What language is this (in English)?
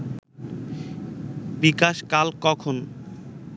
Bangla